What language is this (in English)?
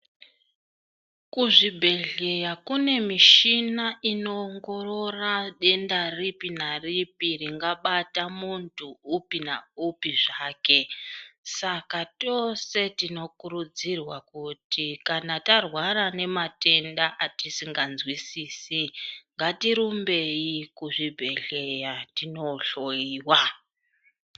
Ndau